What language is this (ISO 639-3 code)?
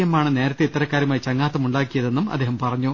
mal